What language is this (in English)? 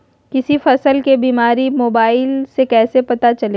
Magahi